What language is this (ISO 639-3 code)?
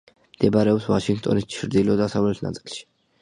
kat